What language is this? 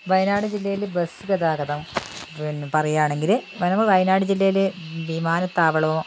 Malayalam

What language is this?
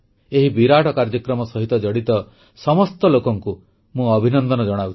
Odia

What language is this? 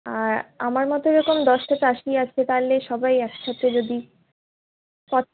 Bangla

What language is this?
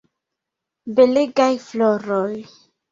Esperanto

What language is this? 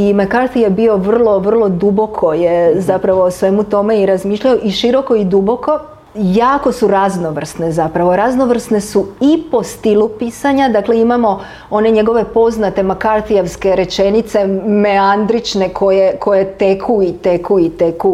Croatian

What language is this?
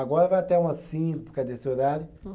Portuguese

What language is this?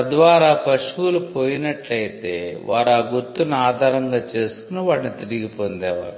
Telugu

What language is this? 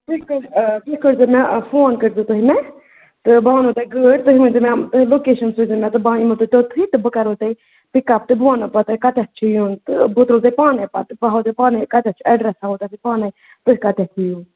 Kashmiri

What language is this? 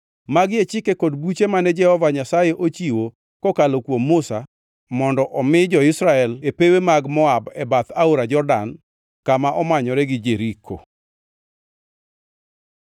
Luo (Kenya and Tanzania)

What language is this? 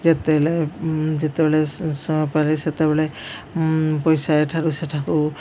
Odia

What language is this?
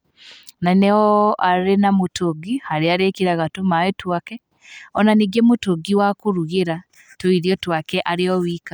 Kikuyu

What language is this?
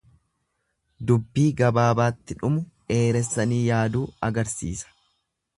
Oromo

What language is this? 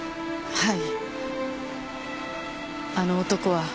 Japanese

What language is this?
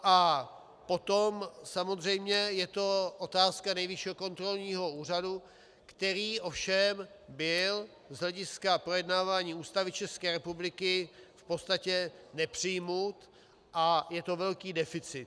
Czech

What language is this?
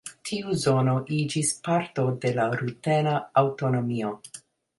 Esperanto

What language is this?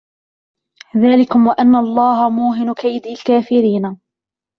Arabic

